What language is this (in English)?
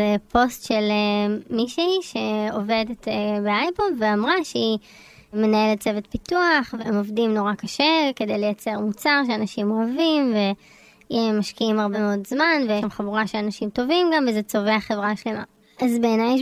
Hebrew